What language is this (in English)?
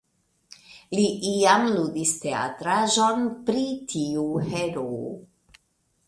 Esperanto